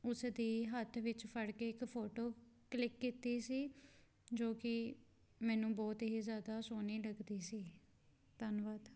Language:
Punjabi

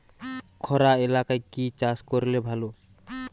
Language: Bangla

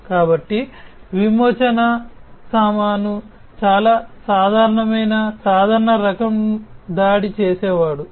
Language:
Telugu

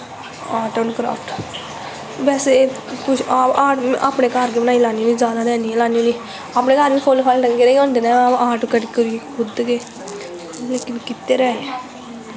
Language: Dogri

